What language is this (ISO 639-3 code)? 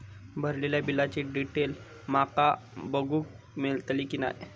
mar